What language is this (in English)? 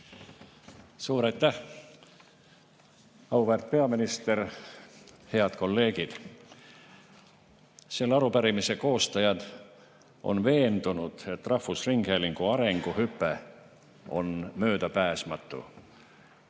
Estonian